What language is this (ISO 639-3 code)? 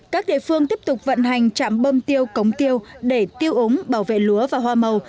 vie